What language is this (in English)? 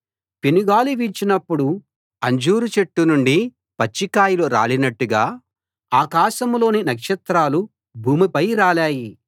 Telugu